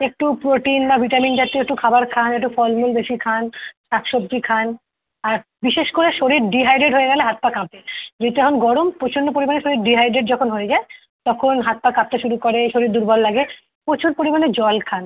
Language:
Bangla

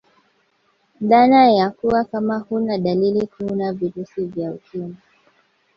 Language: Swahili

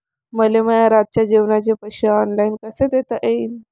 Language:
Marathi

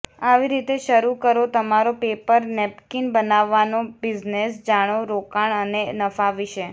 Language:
Gujarati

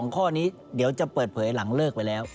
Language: Thai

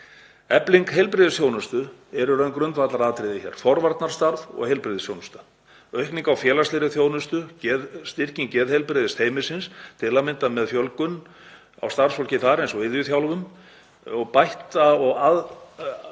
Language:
Icelandic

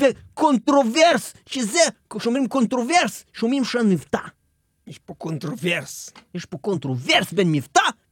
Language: Hebrew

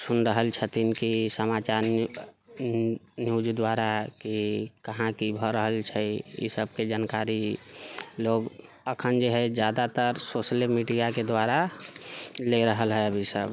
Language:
Maithili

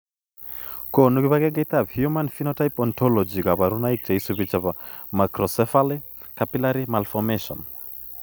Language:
Kalenjin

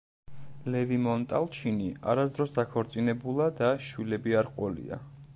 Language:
Georgian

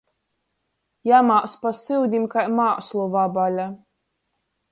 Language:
Latgalian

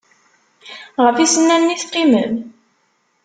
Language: Kabyle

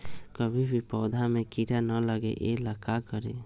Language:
Magahi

